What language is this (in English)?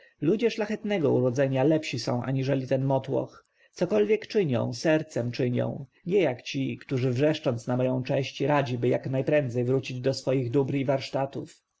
Polish